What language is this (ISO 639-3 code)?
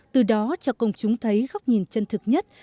vie